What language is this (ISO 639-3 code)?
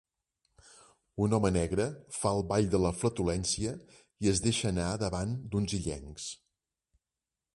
cat